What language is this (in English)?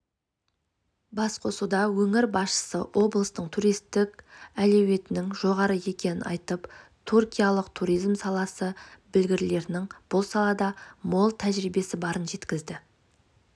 Kazakh